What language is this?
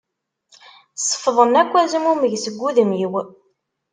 Kabyle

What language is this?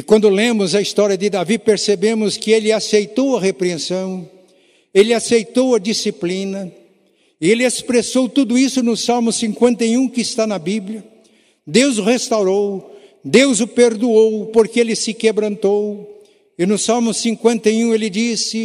Portuguese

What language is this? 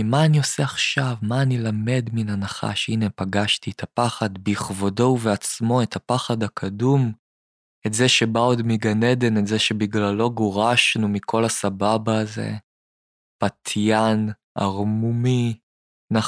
Hebrew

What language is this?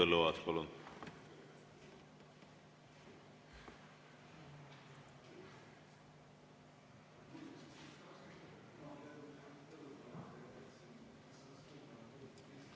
Estonian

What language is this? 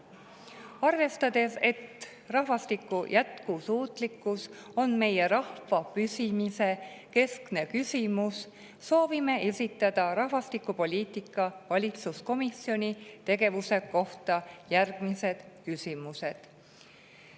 Estonian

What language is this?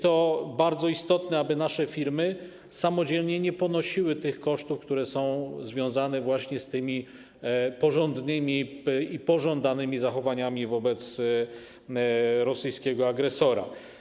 Polish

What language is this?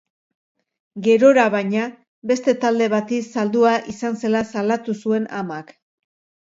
Basque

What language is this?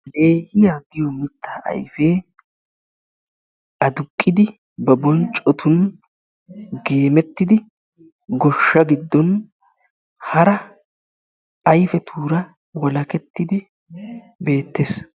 Wolaytta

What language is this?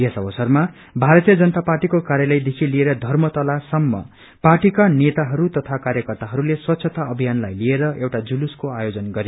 Nepali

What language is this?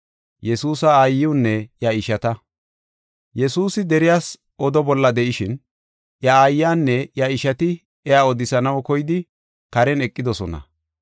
Gofa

